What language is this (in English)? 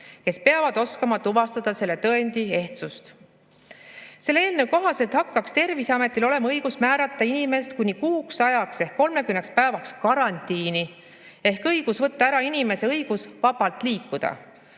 Estonian